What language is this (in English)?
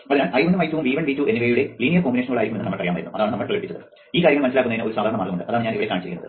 Malayalam